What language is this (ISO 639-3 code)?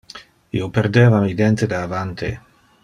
ina